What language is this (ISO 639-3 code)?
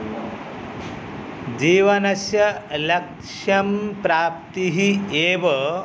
san